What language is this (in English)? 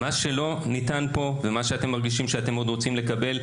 Hebrew